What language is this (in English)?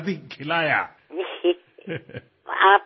Assamese